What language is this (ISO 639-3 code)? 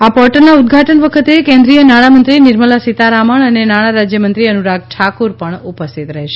guj